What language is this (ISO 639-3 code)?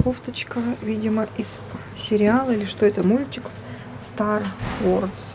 rus